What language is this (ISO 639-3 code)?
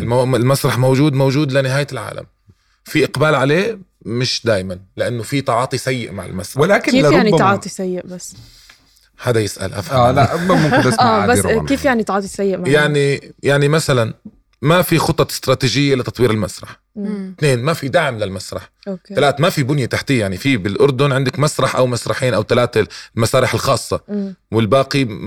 ara